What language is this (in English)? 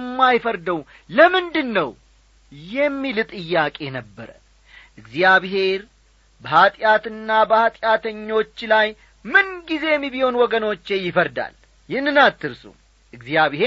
Amharic